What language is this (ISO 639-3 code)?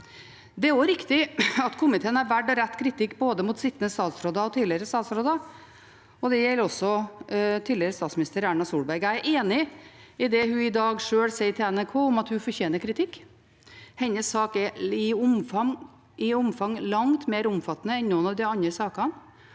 nor